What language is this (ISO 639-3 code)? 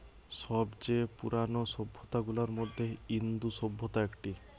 ben